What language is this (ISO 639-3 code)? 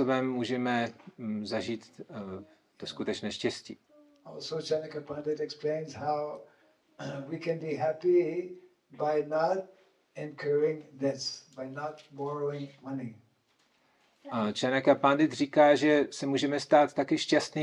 ces